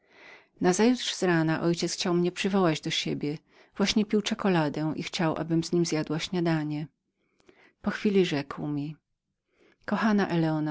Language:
Polish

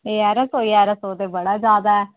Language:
Dogri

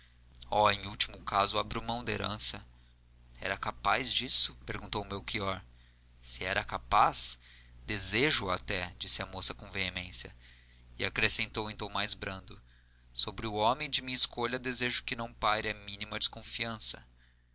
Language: Portuguese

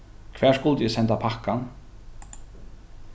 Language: Faroese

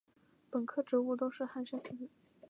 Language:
Chinese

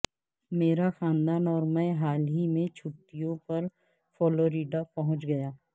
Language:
Urdu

